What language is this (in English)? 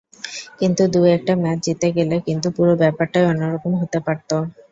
Bangla